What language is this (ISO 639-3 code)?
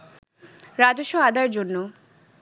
ben